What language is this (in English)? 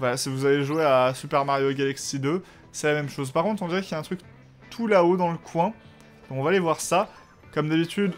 French